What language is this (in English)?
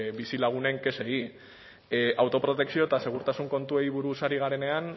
Basque